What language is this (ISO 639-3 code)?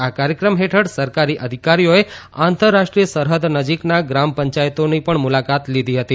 guj